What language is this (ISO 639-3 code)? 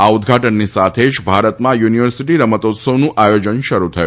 guj